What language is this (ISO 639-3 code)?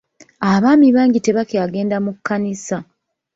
lug